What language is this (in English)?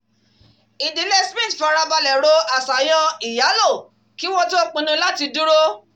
Yoruba